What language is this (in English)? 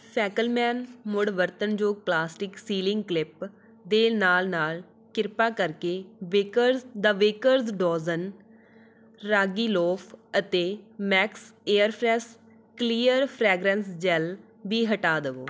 Punjabi